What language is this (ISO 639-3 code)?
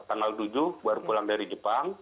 ind